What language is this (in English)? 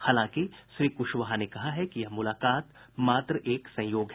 Hindi